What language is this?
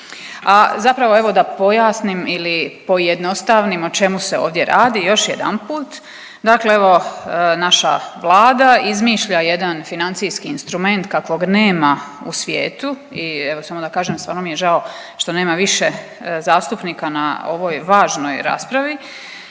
Croatian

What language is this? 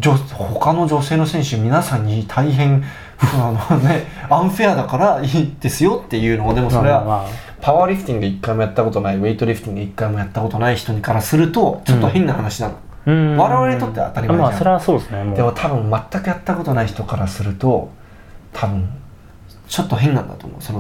Japanese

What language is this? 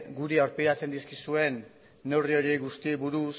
Basque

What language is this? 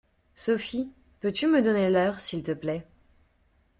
French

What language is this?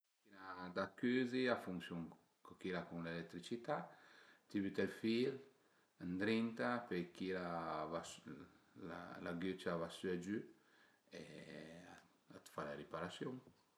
Piedmontese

